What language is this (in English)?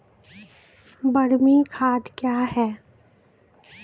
Maithili